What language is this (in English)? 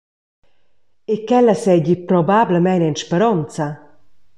Romansh